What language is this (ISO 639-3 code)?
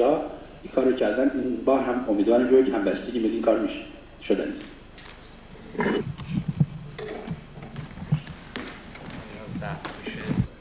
fas